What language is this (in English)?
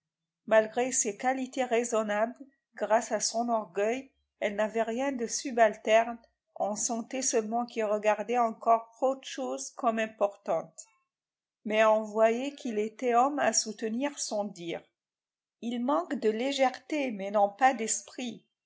French